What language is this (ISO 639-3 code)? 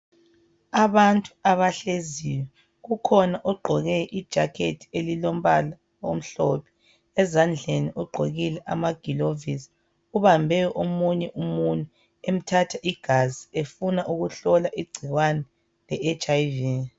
nde